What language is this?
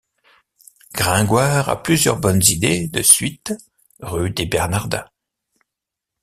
French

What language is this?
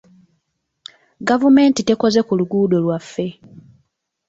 Ganda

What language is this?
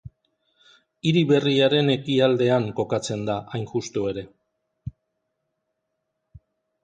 Basque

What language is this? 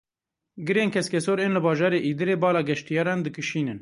Kurdish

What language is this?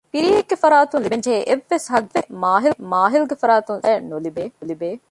Divehi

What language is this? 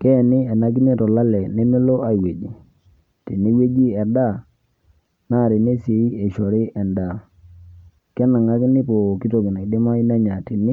Masai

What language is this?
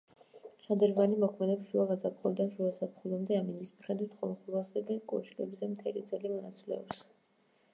Georgian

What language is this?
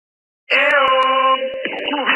Georgian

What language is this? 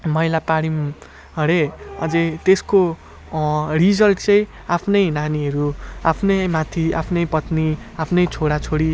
Nepali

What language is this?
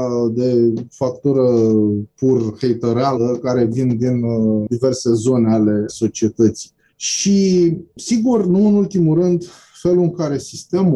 Romanian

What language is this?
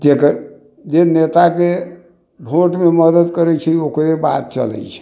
Maithili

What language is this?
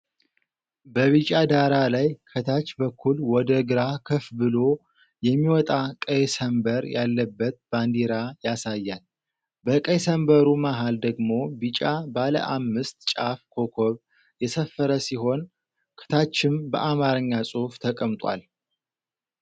Amharic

